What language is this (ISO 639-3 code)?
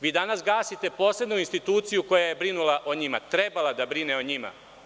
srp